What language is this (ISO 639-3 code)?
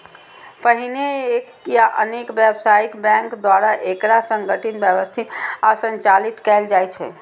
mai